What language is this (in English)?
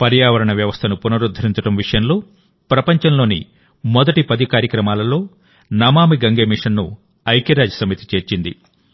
Telugu